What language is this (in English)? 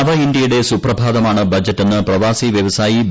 Malayalam